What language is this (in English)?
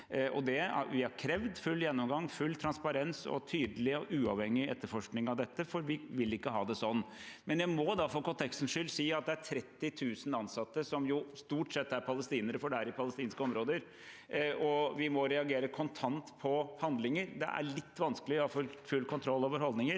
Norwegian